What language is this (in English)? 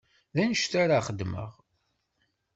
Kabyle